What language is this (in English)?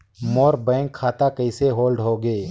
Chhattisgarhi